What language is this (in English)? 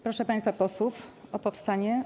Polish